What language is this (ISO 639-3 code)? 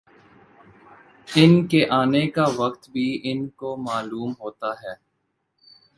urd